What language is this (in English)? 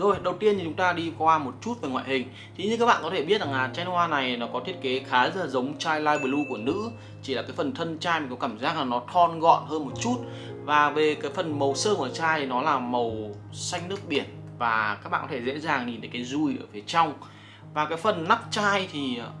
Vietnamese